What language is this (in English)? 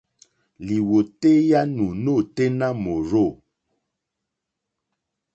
Mokpwe